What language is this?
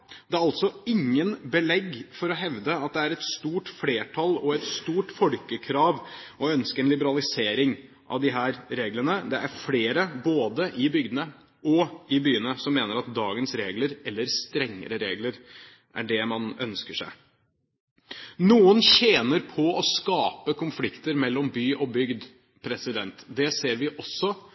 Norwegian Bokmål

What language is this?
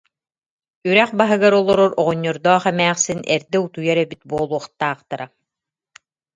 Yakut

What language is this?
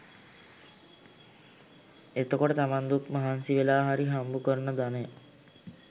Sinhala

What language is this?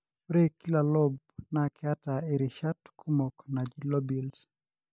Masai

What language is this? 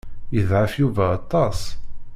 Kabyle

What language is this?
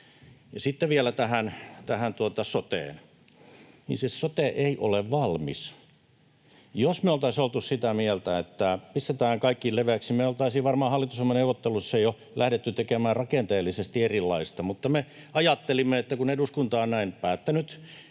Finnish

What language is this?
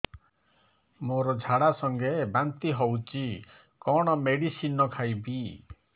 Odia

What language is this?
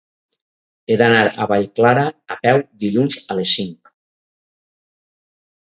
Catalan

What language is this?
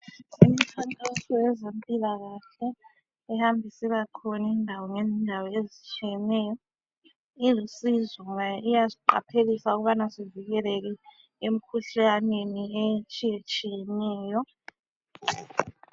North Ndebele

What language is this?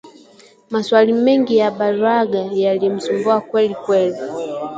Swahili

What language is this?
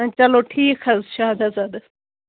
Kashmiri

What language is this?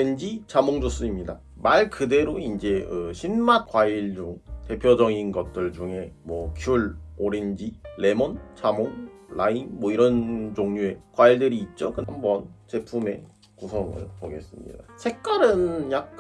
Korean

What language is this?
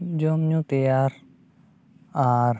Santali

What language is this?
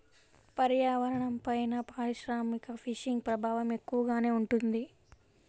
Telugu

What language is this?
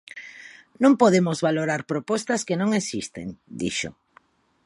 Galician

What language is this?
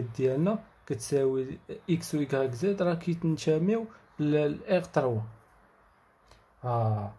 Arabic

